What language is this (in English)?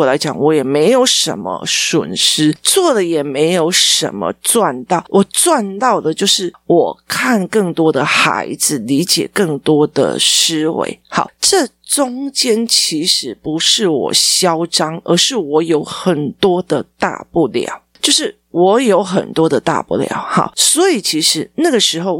Chinese